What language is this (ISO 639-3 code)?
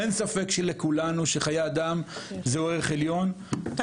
heb